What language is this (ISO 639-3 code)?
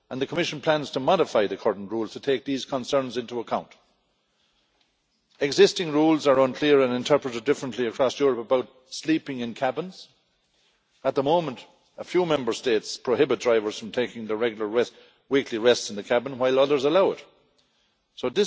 eng